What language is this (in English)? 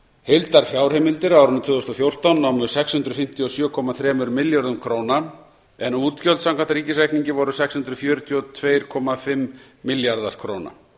Icelandic